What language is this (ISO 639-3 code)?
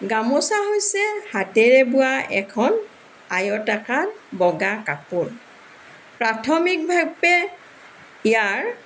asm